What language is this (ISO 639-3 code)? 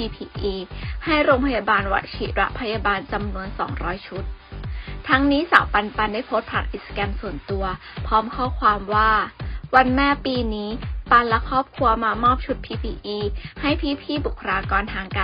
tha